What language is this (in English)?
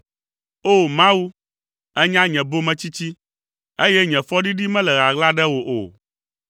Ewe